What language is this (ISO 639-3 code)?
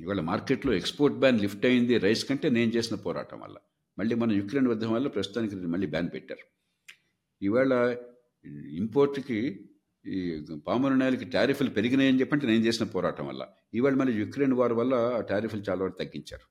tel